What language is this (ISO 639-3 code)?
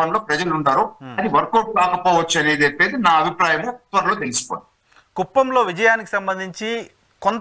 tel